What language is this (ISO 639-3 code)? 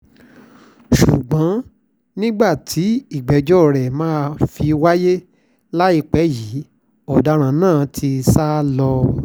yor